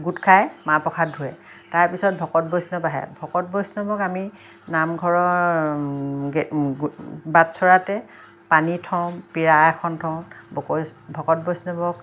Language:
Assamese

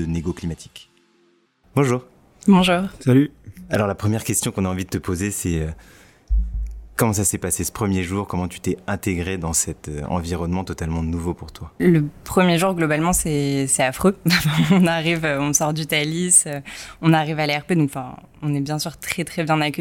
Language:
French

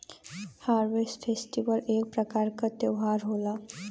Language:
Bhojpuri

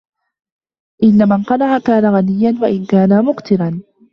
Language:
Arabic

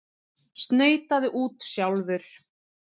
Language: Icelandic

